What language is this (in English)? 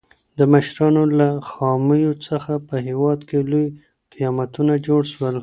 Pashto